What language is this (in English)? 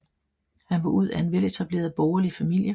Danish